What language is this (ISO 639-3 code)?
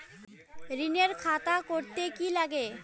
ben